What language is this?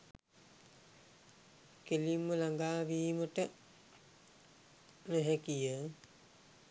Sinhala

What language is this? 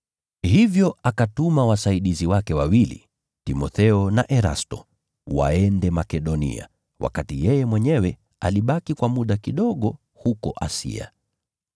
Swahili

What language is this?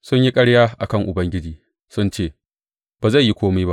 Hausa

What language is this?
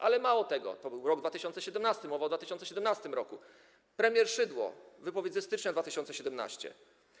Polish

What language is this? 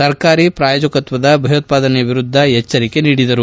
Kannada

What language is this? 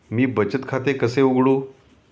Marathi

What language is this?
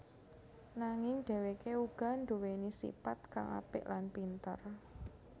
Javanese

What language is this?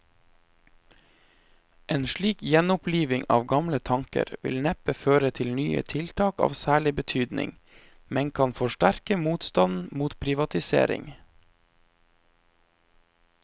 Norwegian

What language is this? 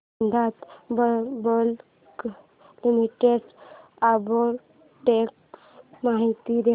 Marathi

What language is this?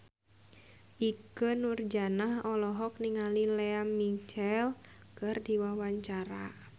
Sundanese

